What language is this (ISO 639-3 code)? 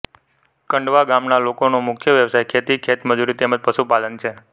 guj